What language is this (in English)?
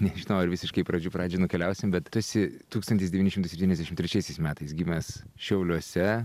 Lithuanian